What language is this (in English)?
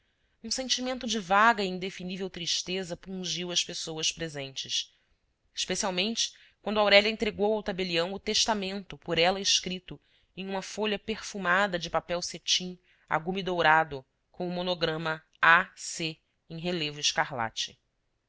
Portuguese